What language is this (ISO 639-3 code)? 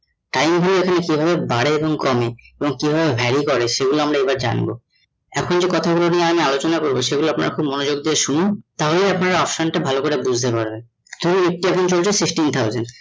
ben